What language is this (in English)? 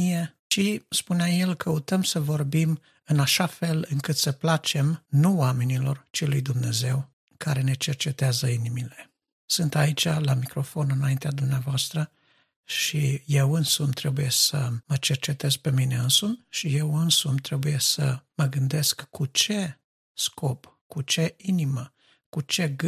Romanian